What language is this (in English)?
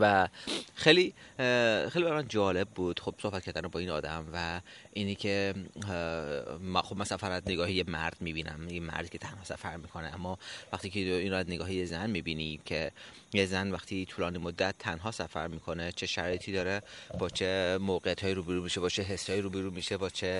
Persian